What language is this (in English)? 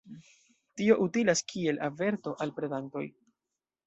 Esperanto